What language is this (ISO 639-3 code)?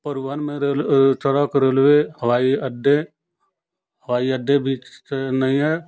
hin